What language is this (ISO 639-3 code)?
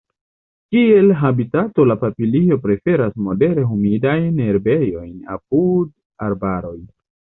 epo